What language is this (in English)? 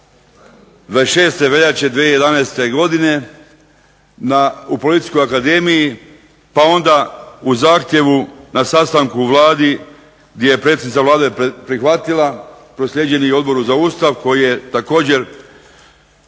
Croatian